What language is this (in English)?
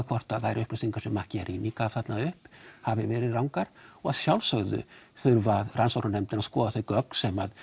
Icelandic